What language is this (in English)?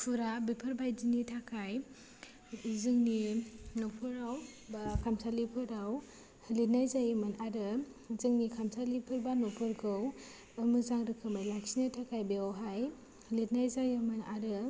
Bodo